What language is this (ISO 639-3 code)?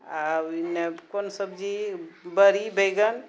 mai